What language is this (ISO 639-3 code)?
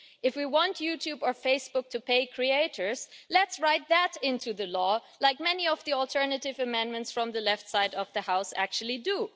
eng